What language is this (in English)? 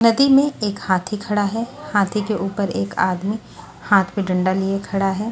Hindi